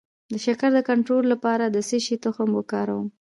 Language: Pashto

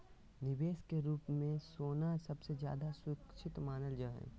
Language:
Magahi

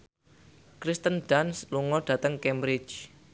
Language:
Javanese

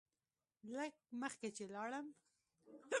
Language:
Pashto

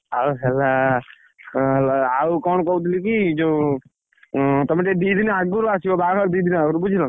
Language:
Odia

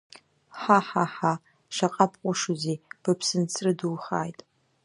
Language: Abkhazian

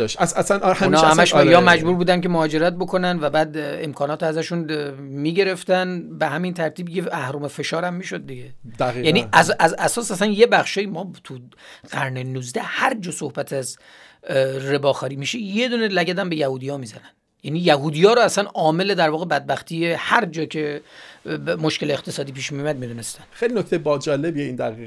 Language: Persian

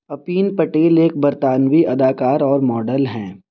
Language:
Urdu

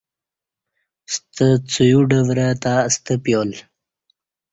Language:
Kati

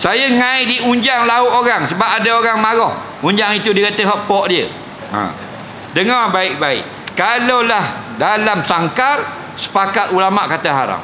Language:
Malay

